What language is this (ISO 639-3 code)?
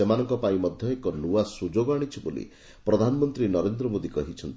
ori